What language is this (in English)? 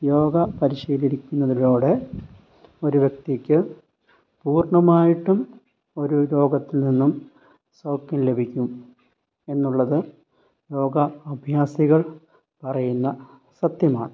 Malayalam